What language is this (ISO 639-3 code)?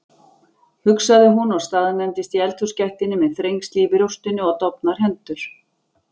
isl